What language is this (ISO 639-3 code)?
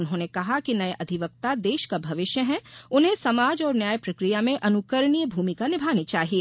hin